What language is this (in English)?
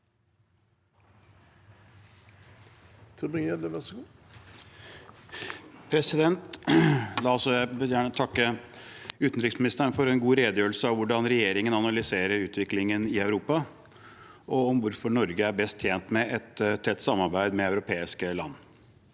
Norwegian